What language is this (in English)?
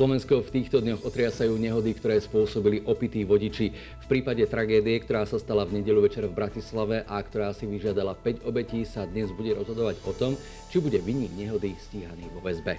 Slovak